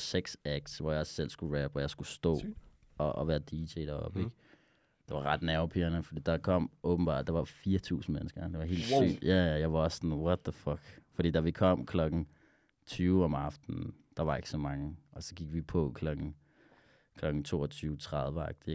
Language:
Danish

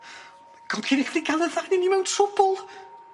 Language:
Welsh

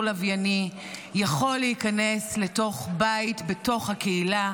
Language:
Hebrew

